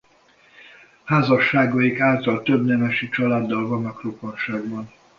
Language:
Hungarian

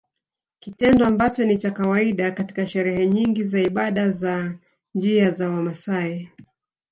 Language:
Swahili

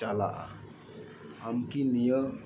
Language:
Santali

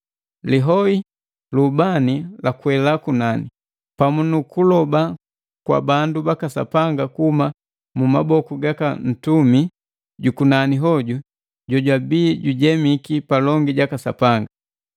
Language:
Matengo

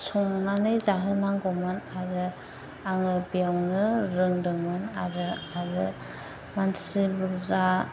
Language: Bodo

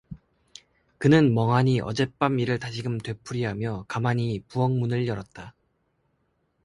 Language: Korean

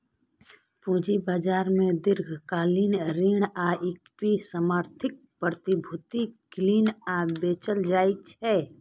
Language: Maithili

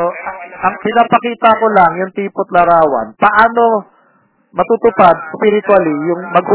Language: Filipino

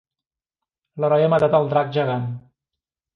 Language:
Catalan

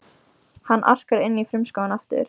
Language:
Icelandic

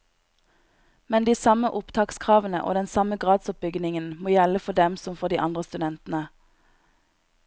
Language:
Norwegian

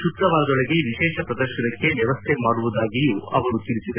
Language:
Kannada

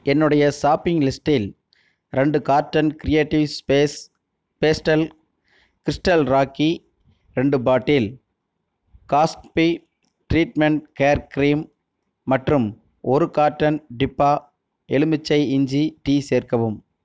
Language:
Tamil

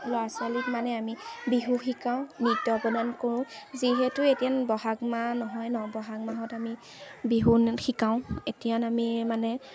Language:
Assamese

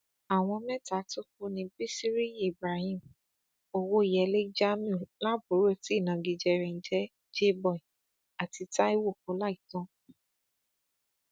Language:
Yoruba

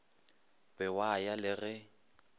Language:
Northern Sotho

